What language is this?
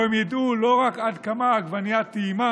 Hebrew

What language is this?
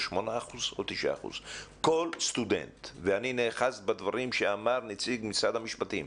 Hebrew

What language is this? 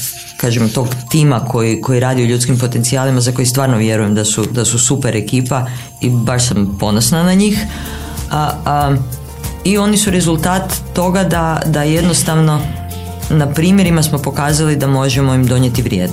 Croatian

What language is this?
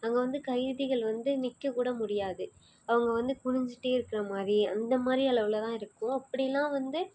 Tamil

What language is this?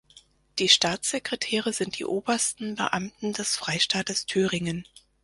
German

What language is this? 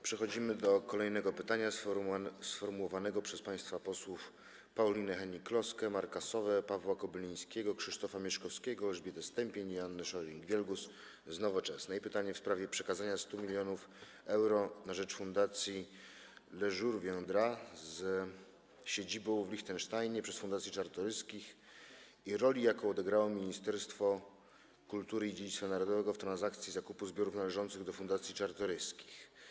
Polish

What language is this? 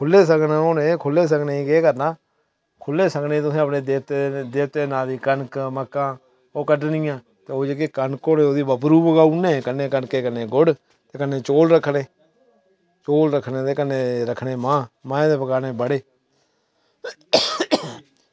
Dogri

